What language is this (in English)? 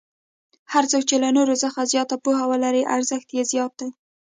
Pashto